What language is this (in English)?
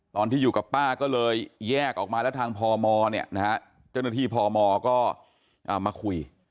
Thai